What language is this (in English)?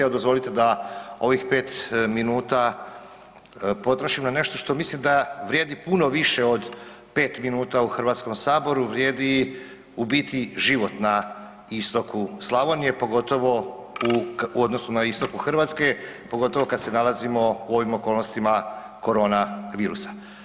Croatian